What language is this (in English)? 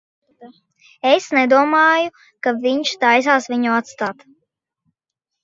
Latvian